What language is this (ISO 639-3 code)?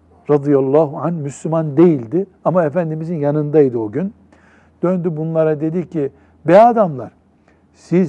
tur